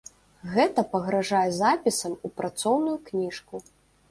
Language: Belarusian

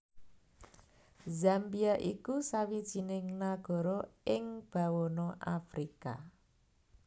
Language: Javanese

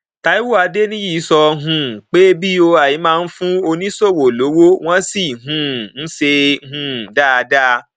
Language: Yoruba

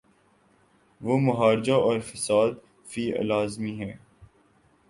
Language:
Urdu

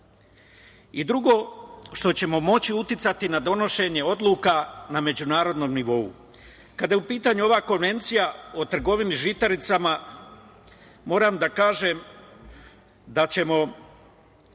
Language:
Serbian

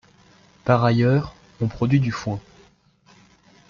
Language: French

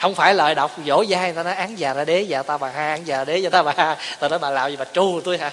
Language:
Vietnamese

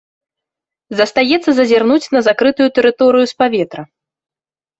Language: Belarusian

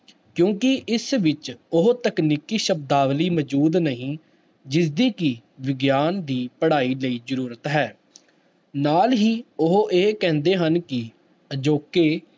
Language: Punjabi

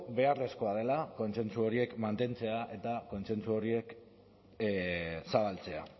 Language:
Basque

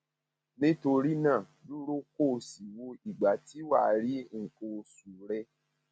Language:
Yoruba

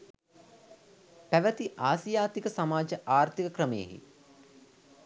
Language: Sinhala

